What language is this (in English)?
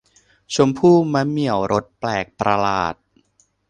Thai